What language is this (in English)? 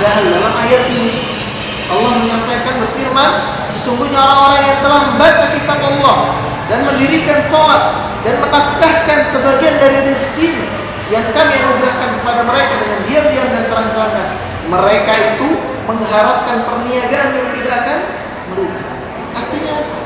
Indonesian